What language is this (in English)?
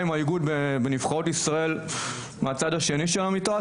Hebrew